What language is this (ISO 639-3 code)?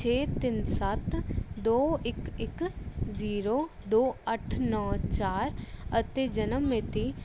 pan